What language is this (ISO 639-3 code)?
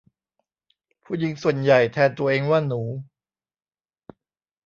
tha